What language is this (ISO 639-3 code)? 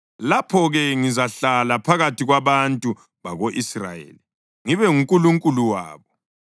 nde